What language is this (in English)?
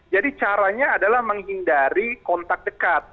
Indonesian